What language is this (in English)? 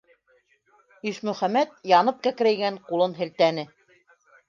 Bashkir